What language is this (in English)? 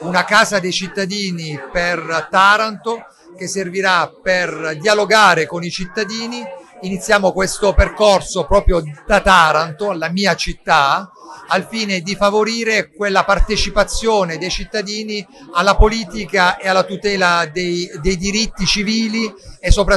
Italian